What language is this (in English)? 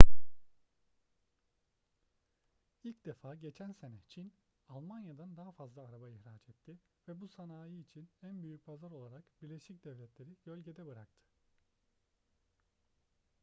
Turkish